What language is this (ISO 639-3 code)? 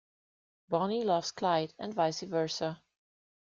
eng